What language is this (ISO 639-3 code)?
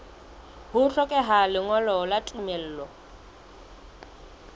sot